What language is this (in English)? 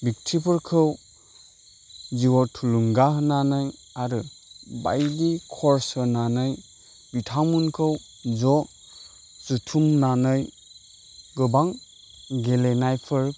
Bodo